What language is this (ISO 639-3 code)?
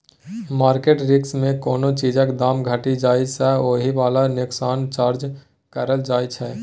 mai